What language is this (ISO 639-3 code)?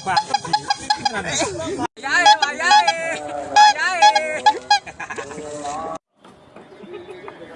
ind